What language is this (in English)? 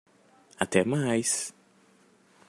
Portuguese